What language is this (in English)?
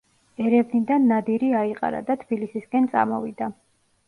Georgian